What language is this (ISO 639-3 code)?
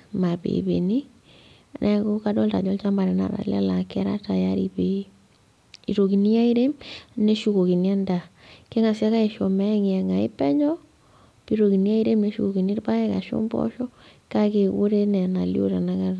mas